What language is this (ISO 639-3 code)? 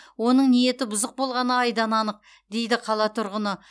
kaz